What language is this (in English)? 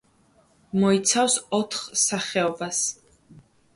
Georgian